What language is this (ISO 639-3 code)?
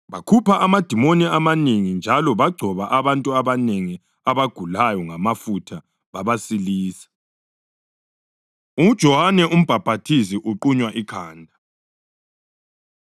nde